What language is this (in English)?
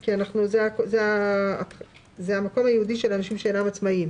Hebrew